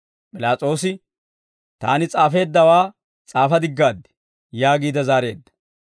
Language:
Dawro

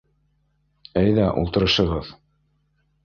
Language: Bashkir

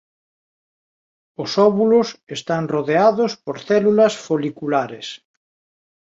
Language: Galician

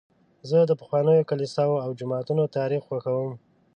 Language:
Pashto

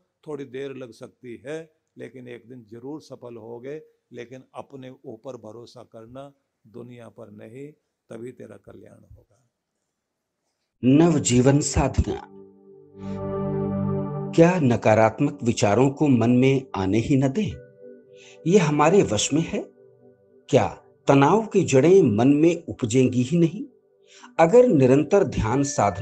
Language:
Hindi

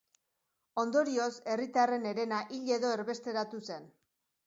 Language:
Basque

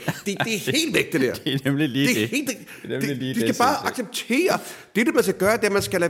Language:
Danish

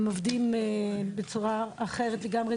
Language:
Hebrew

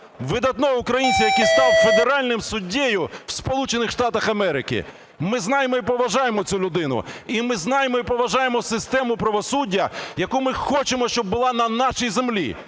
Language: Ukrainian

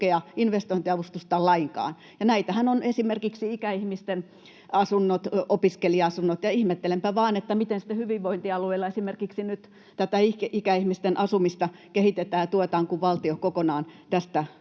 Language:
Finnish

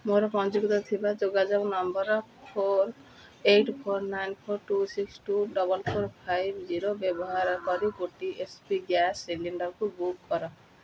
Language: Odia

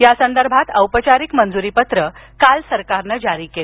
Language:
Marathi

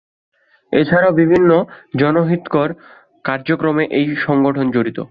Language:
Bangla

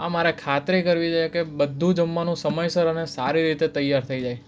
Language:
Gujarati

